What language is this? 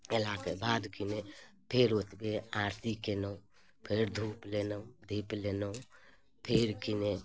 Maithili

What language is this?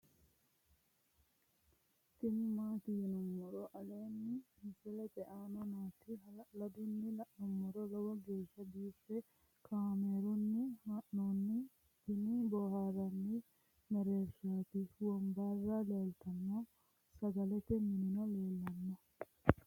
Sidamo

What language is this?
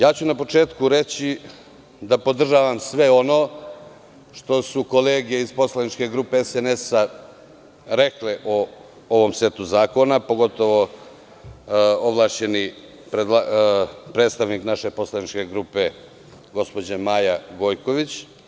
Serbian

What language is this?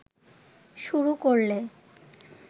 Bangla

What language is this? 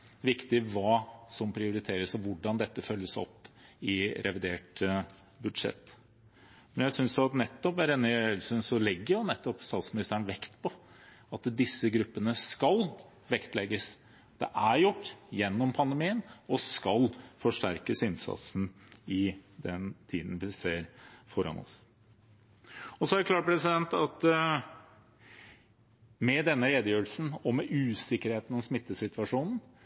Norwegian Bokmål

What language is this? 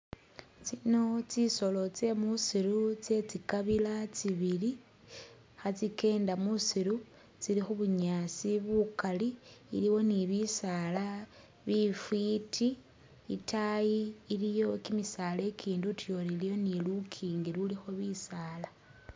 Masaaba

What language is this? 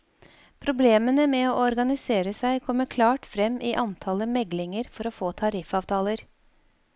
Norwegian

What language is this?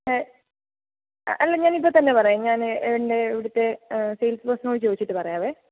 Malayalam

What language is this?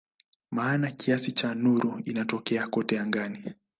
Swahili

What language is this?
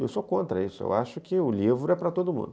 Portuguese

